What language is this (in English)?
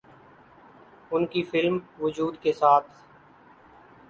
Urdu